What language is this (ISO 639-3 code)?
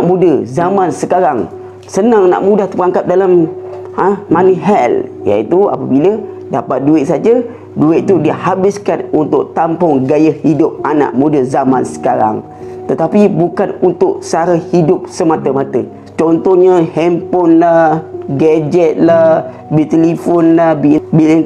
msa